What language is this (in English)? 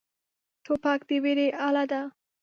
Pashto